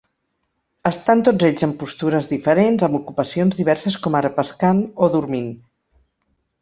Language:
Catalan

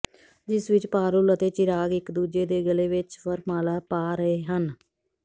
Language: Punjabi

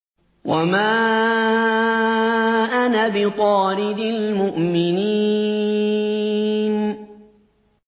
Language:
Arabic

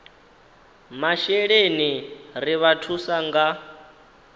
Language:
Venda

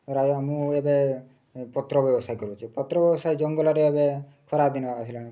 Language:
Odia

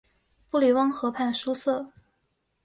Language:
Chinese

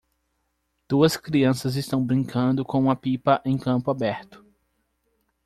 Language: Portuguese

